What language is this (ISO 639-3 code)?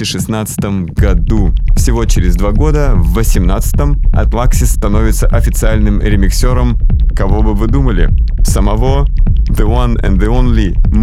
rus